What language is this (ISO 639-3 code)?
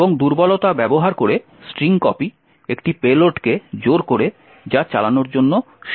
ben